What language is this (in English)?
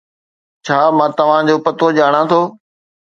Sindhi